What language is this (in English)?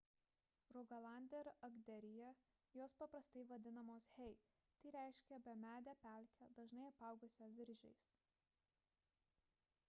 Lithuanian